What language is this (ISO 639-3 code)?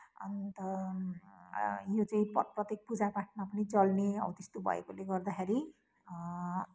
nep